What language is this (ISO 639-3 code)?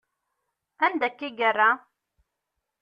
kab